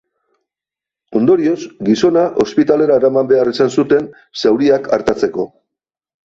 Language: Basque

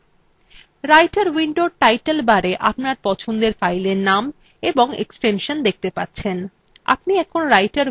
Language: Bangla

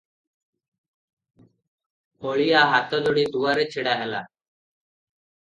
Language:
Odia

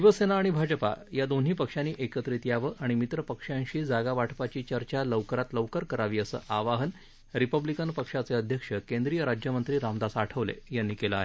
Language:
Marathi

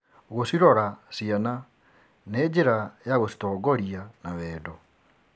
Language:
Kikuyu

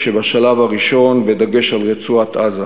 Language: Hebrew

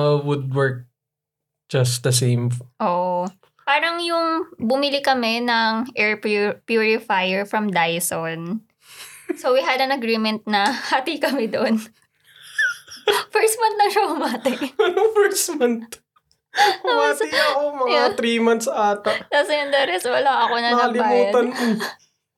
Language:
Filipino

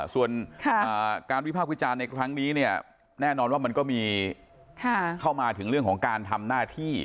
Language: Thai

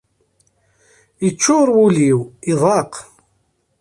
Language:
Kabyle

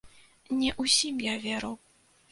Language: Belarusian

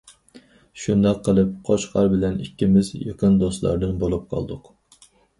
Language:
Uyghur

